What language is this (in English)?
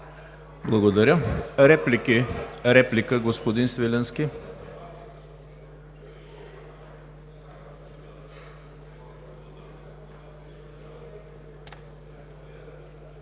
Bulgarian